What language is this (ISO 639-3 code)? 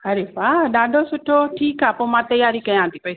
snd